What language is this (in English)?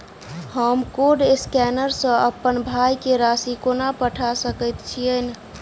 Maithili